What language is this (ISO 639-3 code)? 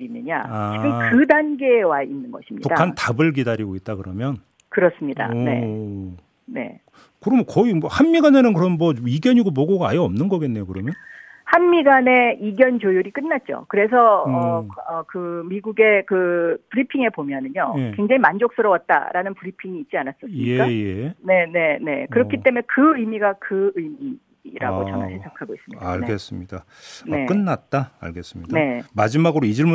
kor